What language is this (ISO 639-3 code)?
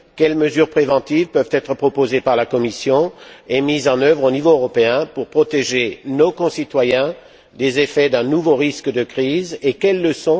fra